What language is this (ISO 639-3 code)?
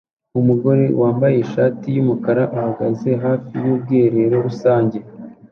kin